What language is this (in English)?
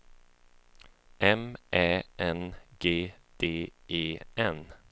Swedish